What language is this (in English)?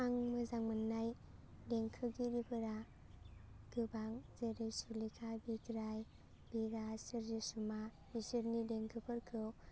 Bodo